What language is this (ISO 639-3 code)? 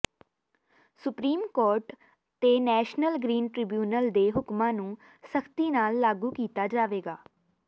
pan